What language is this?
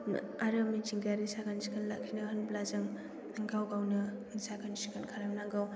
Bodo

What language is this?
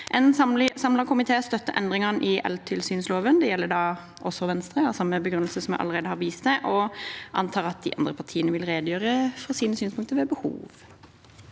Norwegian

